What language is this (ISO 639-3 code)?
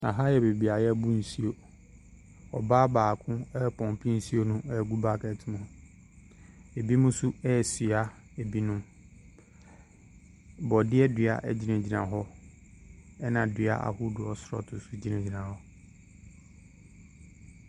aka